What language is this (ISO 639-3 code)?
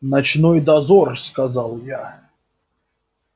rus